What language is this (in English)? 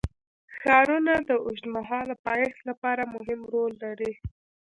Pashto